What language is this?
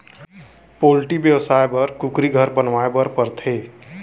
Chhattisgarhi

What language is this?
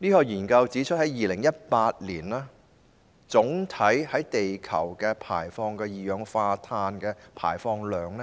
Cantonese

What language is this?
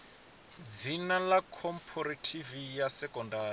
Venda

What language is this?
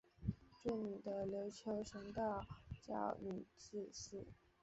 Chinese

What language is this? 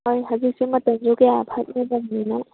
Manipuri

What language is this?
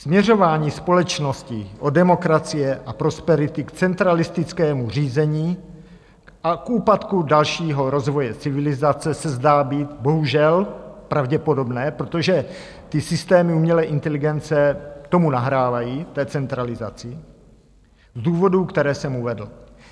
Czech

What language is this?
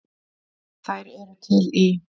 Icelandic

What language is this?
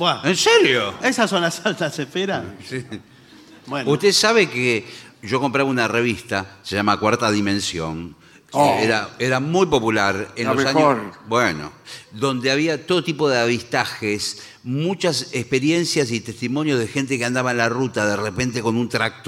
Spanish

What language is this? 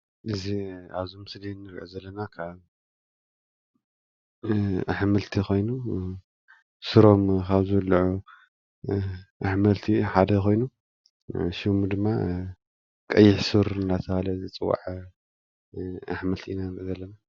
Tigrinya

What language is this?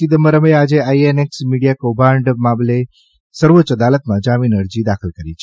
Gujarati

